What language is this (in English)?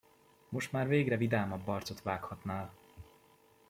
Hungarian